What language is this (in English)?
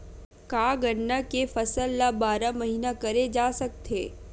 Chhattisgarhi